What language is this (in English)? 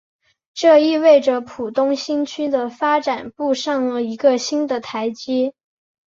Chinese